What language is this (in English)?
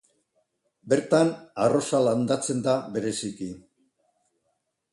Basque